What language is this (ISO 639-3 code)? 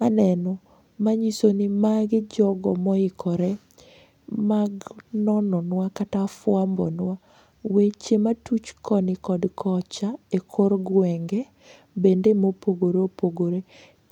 luo